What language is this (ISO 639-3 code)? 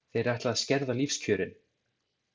isl